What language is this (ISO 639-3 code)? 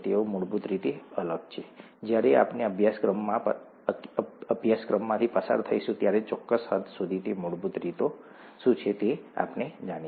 guj